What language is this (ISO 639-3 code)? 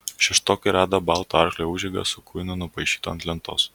lit